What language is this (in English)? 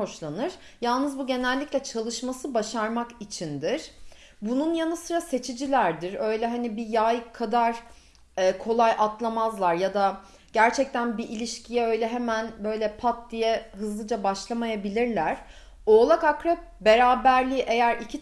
Turkish